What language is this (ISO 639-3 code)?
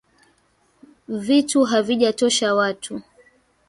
swa